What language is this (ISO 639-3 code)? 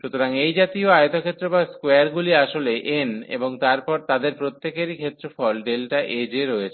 ben